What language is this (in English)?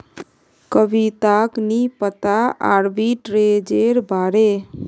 Magahi